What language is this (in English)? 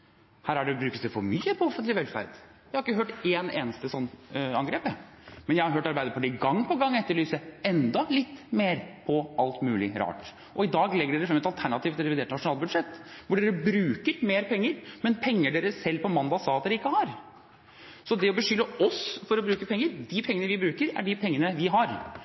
Norwegian Bokmål